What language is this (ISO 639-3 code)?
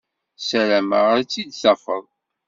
kab